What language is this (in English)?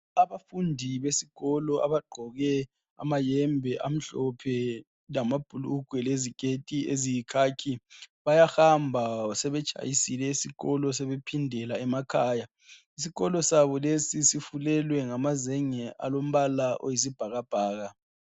North Ndebele